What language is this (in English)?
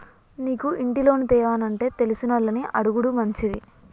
Telugu